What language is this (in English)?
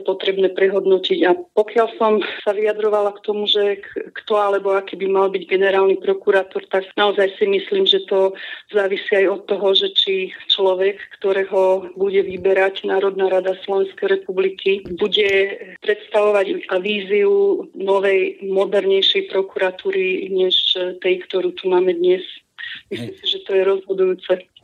Slovak